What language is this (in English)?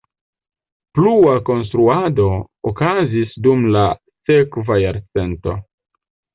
Esperanto